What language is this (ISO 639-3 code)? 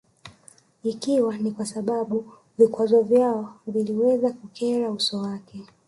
swa